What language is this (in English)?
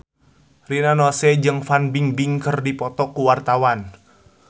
Sundanese